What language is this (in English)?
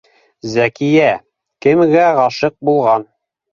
Bashkir